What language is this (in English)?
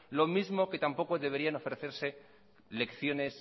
Spanish